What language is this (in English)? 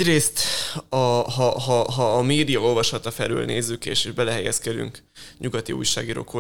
Hungarian